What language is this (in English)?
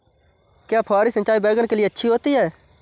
Hindi